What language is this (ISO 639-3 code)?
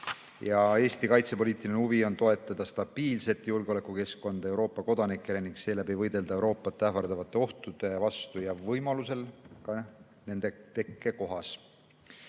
est